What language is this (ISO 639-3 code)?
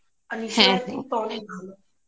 ben